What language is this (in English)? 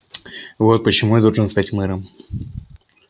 Russian